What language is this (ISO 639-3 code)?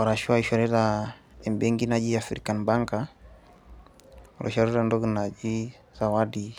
mas